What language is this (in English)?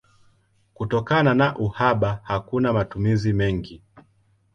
Swahili